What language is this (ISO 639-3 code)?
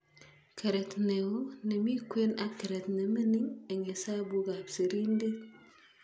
kln